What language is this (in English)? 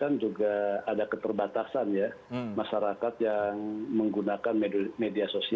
Indonesian